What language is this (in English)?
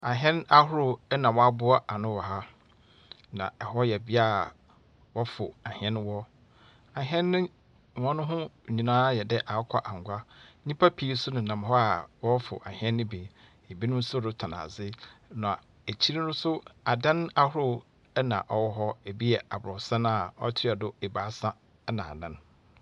Akan